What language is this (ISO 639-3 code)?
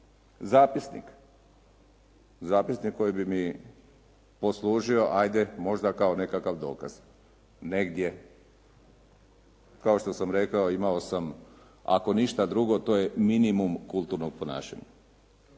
hrv